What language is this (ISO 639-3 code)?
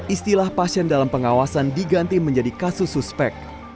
ind